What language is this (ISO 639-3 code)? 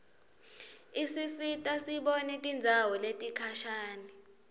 ssw